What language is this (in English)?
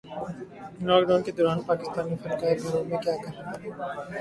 Urdu